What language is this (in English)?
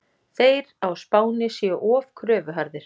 Icelandic